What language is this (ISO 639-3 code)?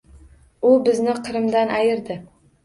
uzb